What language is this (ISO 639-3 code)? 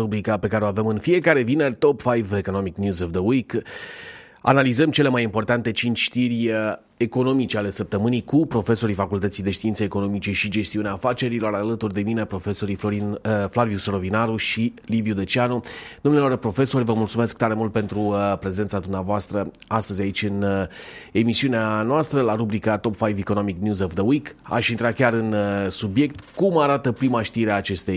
ron